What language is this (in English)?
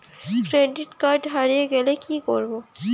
Bangla